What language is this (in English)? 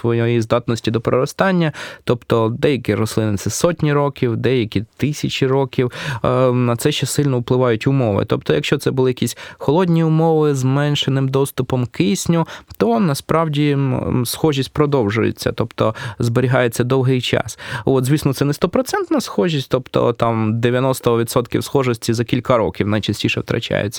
Ukrainian